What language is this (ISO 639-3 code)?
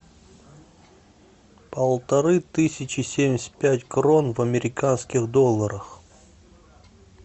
rus